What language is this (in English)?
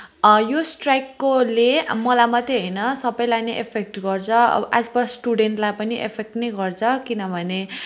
Nepali